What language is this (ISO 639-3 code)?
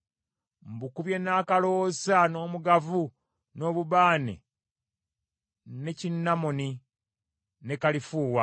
lug